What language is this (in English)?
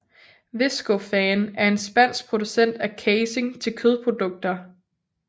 Danish